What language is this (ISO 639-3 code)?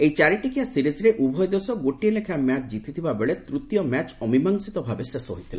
ori